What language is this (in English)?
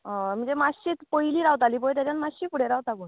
Konkani